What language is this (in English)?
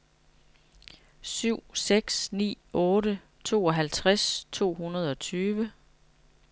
Danish